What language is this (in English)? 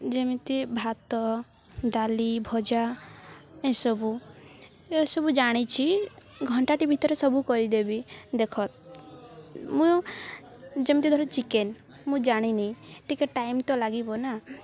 Odia